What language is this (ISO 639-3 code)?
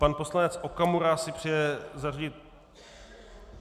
ces